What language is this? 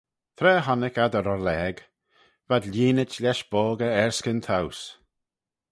Manx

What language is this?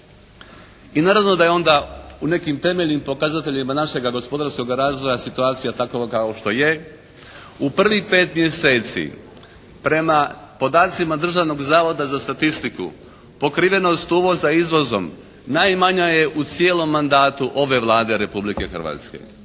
Croatian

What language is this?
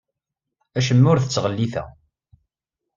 Kabyle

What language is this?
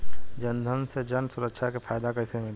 Bhojpuri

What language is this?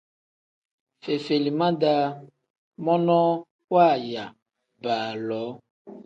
Tem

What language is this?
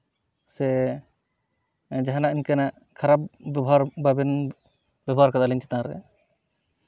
Santali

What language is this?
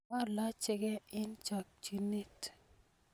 Kalenjin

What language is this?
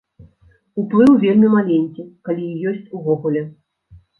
Belarusian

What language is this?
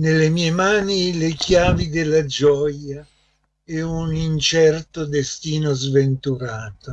Italian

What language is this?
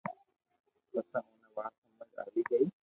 Loarki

